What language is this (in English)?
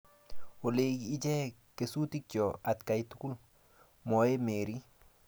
Kalenjin